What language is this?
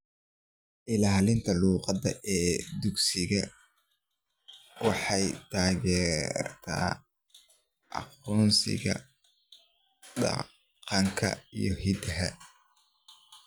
Somali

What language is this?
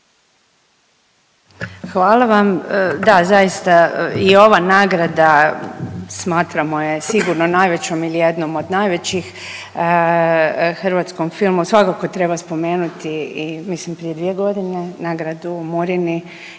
Croatian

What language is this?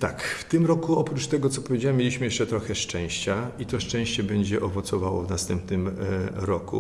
Polish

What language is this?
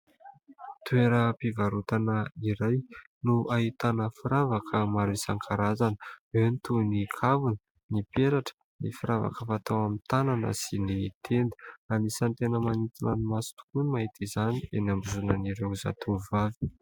Malagasy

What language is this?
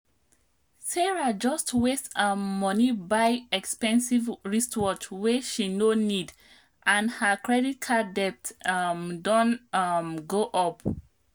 Nigerian Pidgin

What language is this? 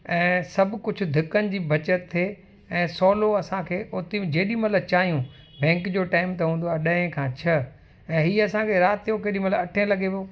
Sindhi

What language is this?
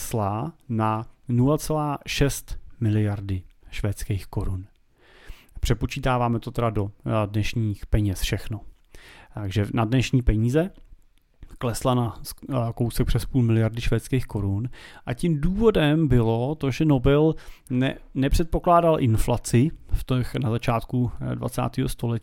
Czech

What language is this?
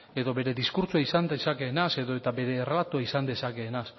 Basque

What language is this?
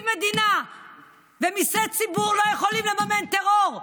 Hebrew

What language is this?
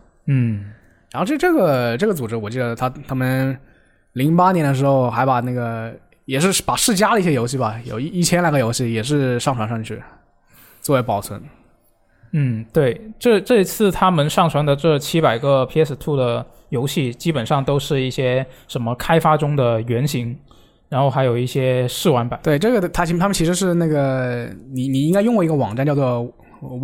Chinese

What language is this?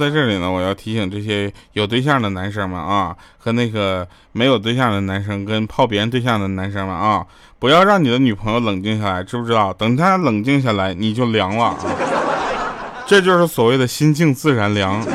Chinese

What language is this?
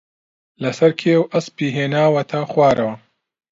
Central Kurdish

